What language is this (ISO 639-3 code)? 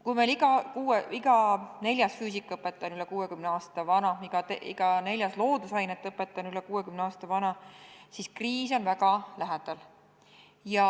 est